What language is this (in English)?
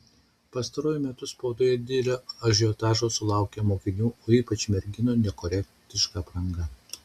Lithuanian